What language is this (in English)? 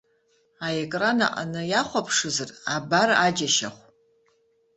Abkhazian